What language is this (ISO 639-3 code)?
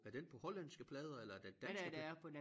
dan